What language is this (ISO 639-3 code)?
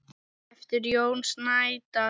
isl